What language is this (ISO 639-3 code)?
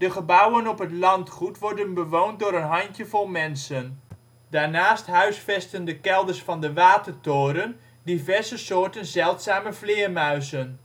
nld